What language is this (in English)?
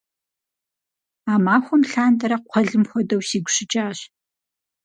Kabardian